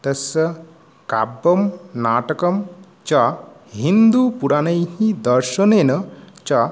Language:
Sanskrit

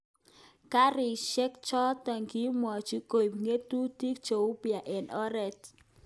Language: Kalenjin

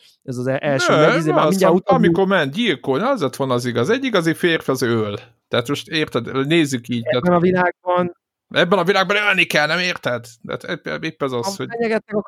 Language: Hungarian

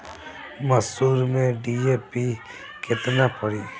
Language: Bhojpuri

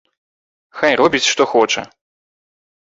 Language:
Belarusian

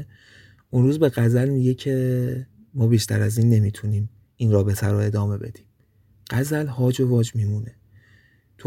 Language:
Persian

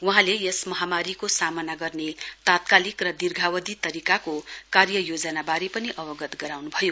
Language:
Nepali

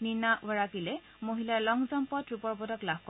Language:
Assamese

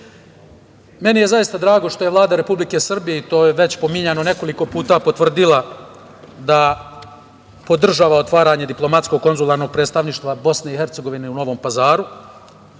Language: Serbian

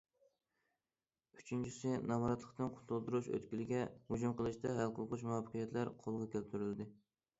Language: Uyghur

